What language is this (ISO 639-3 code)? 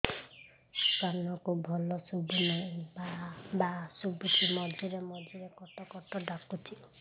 ori